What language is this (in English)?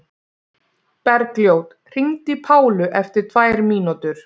Icelandic